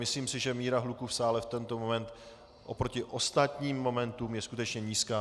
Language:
Czech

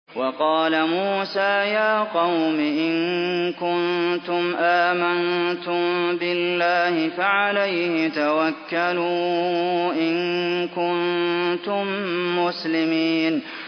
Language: Arabic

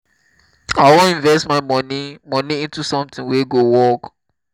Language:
Nigerian Pidgin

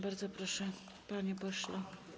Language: Polish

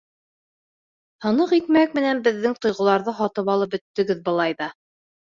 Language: Bashkir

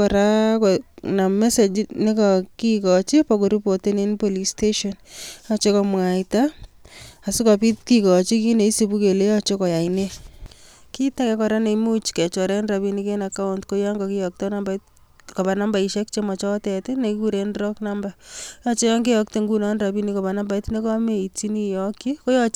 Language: Kalenjin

